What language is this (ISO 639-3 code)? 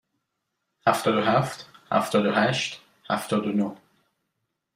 fas